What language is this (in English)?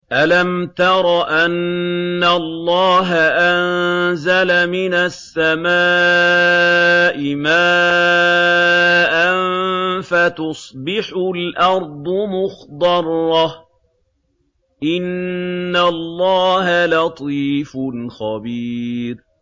Arabic